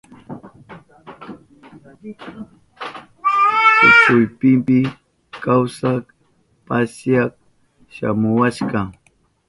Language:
Southern Pastaza Quechua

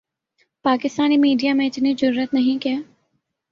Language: Urdu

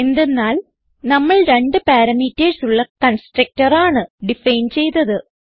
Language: Malayalam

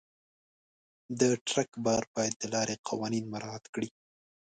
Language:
Pashto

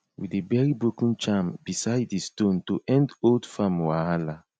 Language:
Nigerian Pidgin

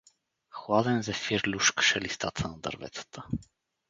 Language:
Bulgarian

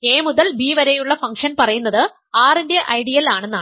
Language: Malayalam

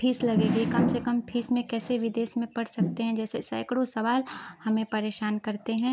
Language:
Hindi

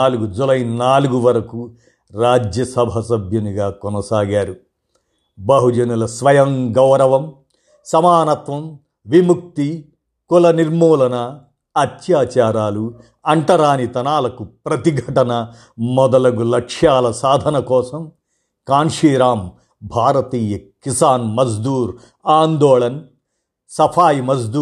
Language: Telugu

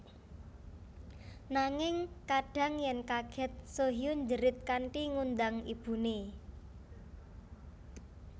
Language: Javanese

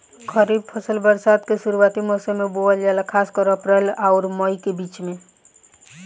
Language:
Bhojpuri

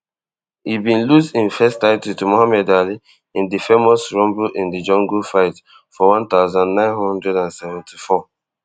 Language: Nigerian Pidgin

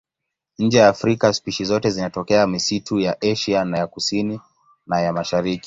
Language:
Swahili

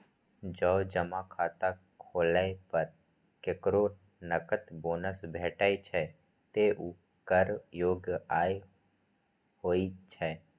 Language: Maithili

